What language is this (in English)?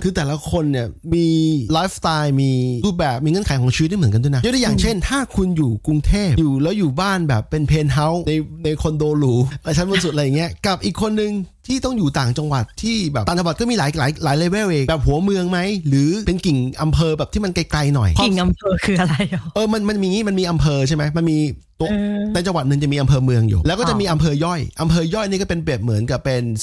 Thai